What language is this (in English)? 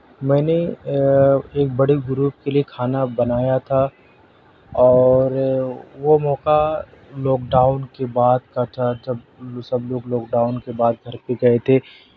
Urdu